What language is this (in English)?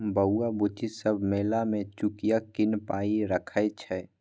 Maithili